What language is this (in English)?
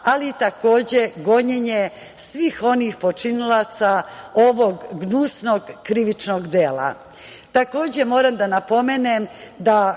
Serbian